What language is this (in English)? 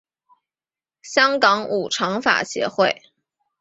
Chinese